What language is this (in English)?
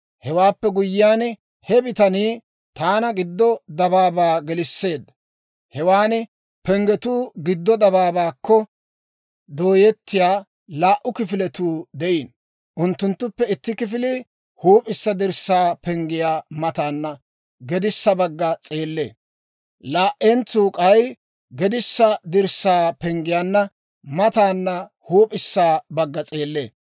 Dawro